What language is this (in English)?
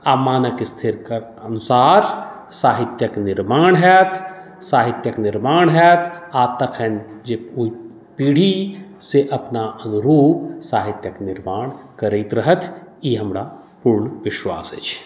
Maithili